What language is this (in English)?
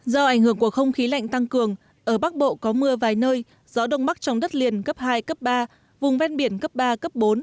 Vietnamese